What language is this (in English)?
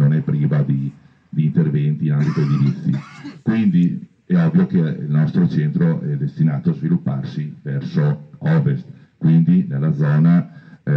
Italian